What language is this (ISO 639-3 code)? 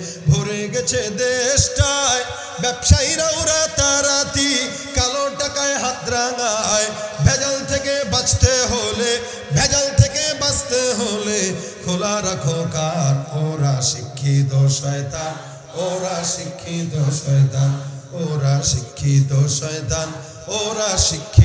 ara